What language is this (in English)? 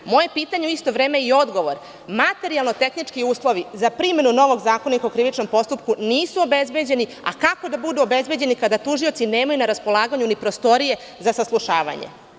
Serbian